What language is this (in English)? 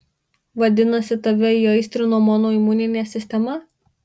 Lithuanian